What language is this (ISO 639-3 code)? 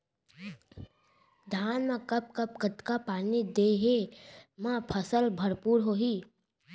hne